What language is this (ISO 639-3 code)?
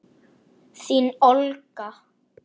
isl